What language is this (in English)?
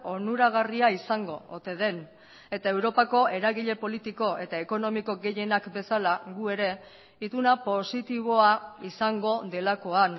Basque